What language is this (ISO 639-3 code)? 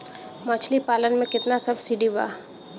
bho